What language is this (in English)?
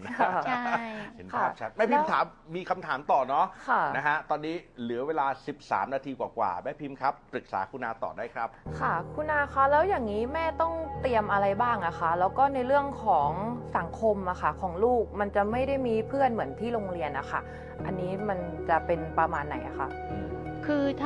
Thai